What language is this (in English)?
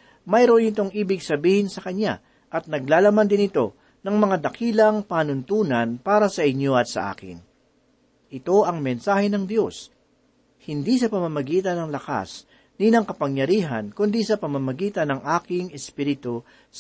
Filipino